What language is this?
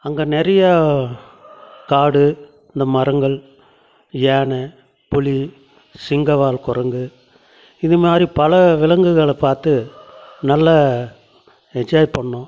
Tamil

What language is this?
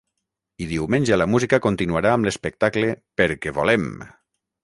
Catalan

